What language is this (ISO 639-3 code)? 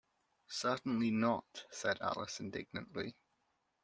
eng